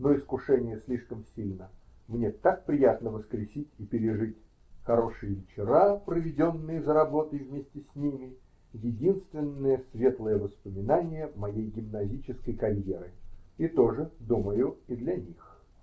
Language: Russian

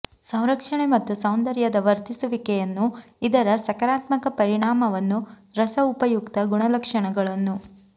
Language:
Kannada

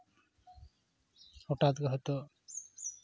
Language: Santali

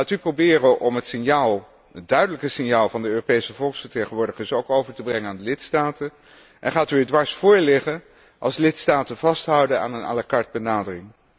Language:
Dutch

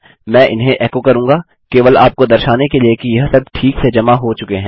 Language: Hindi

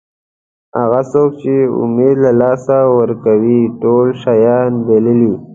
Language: Pashto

